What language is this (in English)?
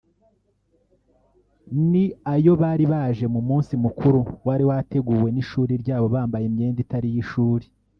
Kinyarwanda